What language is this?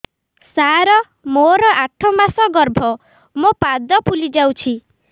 Odia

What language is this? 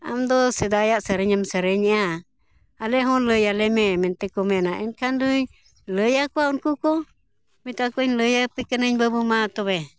Santali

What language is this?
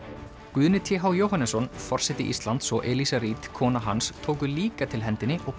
Icelandic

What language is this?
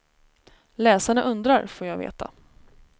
Swedish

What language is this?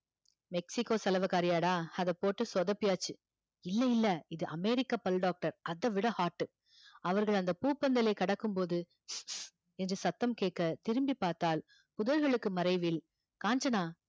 Tamil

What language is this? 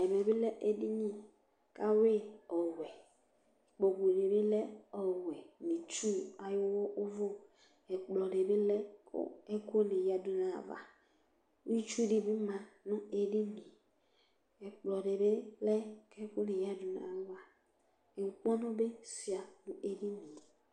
Ikposo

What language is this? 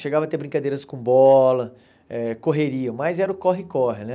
Portuguese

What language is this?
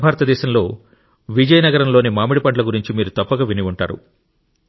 Telugu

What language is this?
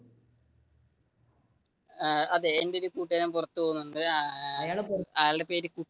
Malayalam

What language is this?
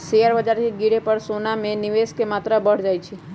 Magahi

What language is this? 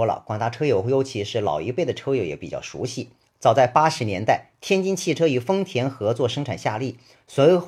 Chinese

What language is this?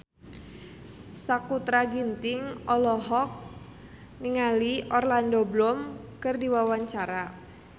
Sundanese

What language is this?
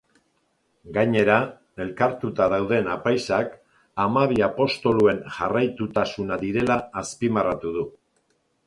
Basque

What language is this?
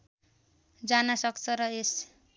Nepali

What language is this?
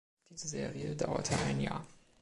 German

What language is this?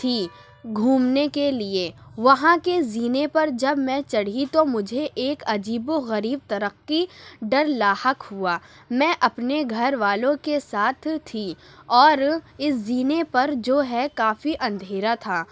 Urdu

